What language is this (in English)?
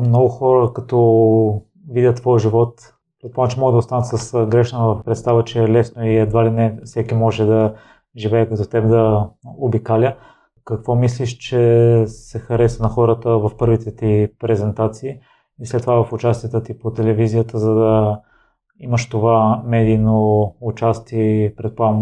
Bulgarian